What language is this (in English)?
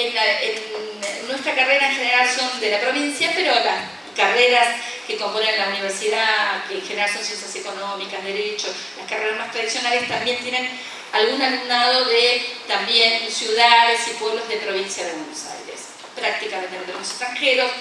Spanish